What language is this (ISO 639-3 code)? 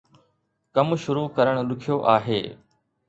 snd